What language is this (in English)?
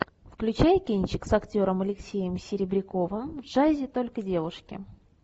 Russian